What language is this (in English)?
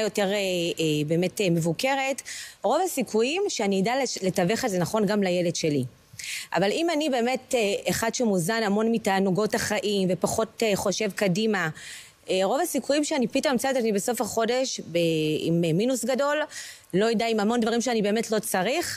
Hebrew